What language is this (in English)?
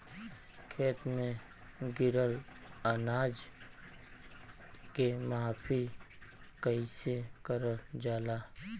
Bhojpuri